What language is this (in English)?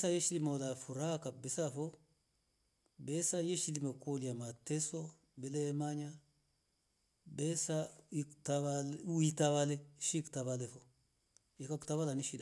Rombo